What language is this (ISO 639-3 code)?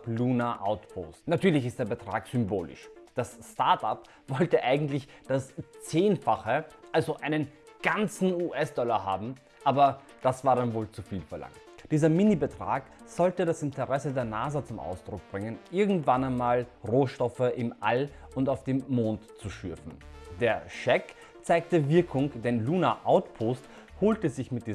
deu